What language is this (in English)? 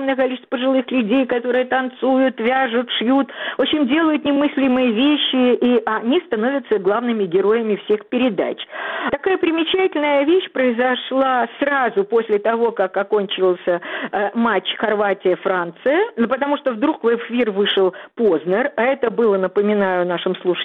Russian